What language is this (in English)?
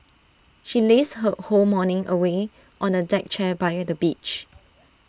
English